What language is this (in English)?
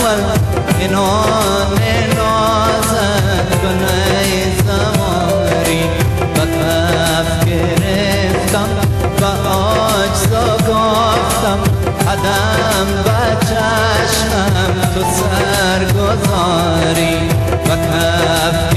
Persian